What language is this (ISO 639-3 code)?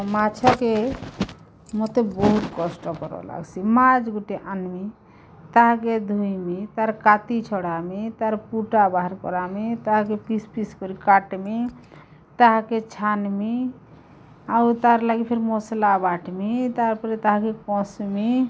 ori